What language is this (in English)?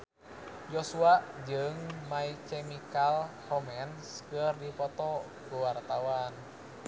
Sundanese